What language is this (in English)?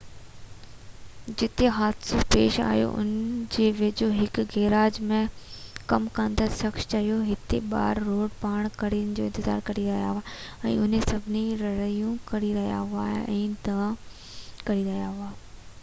Sindhi